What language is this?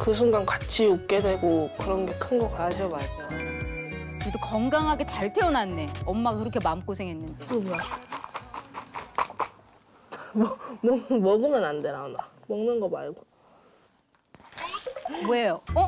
Korean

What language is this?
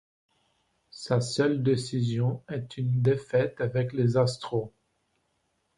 French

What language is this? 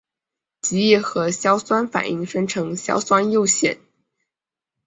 Chinese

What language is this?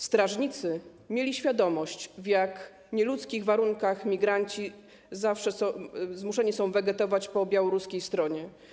Polish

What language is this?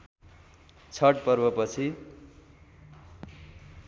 Nepali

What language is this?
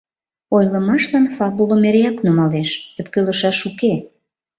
Mari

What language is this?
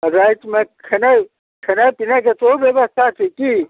Maithili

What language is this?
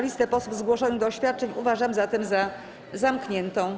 Polish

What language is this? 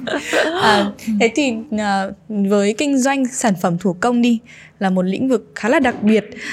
Vietnamese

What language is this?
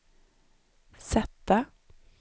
Swedish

